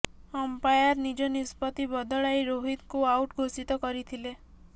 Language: Odia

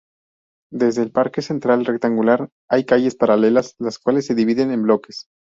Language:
Spanish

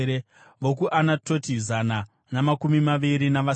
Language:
Shona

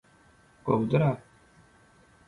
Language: Turkmen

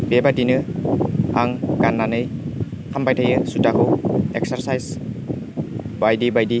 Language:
Bodo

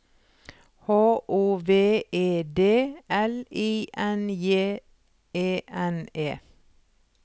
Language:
Norwegian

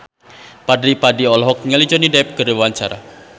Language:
Sundanese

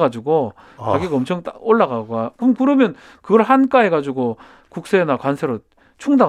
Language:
Korean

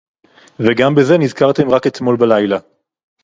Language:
Hebrew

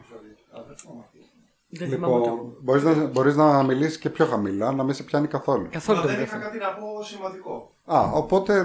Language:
Greek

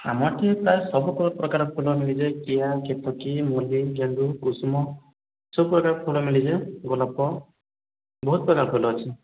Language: Odia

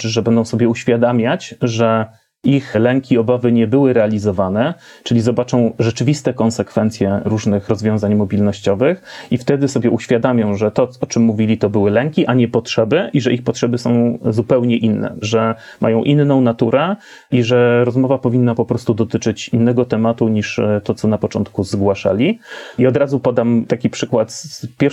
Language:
Polish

